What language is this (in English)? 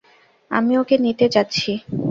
Bangla